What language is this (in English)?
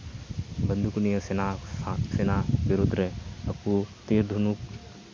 Santali